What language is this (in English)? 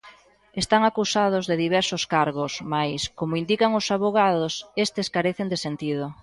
Galician